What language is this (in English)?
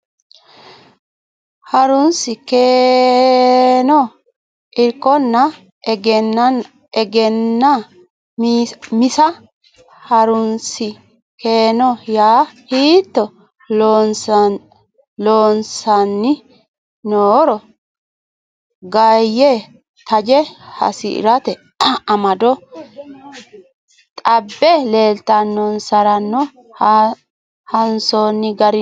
Sidamo